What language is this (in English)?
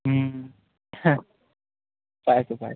Assamese